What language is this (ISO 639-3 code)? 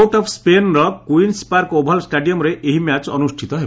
ori